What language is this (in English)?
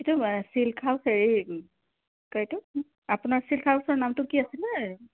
Assamese